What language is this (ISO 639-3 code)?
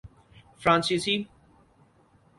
urd